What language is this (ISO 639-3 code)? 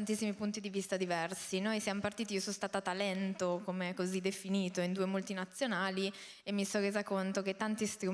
ita